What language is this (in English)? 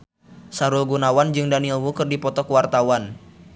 Sundanese